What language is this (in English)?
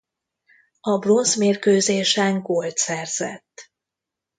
Hungarian